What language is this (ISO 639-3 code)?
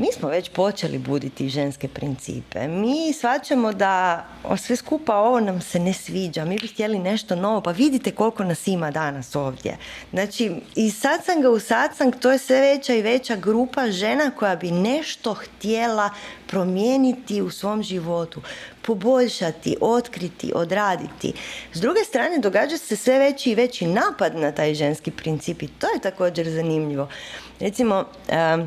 hrv